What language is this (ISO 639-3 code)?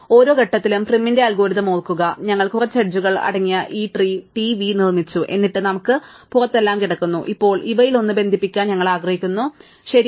mal